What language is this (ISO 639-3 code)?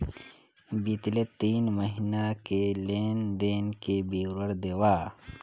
hne